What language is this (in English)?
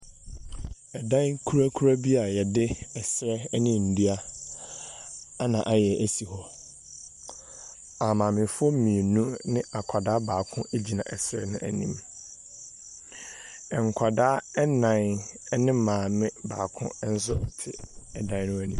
Akan